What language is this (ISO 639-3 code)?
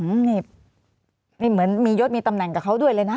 tha